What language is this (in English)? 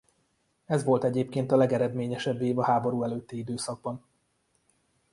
Hungarian